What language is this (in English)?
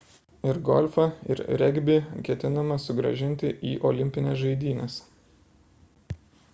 Lithuanian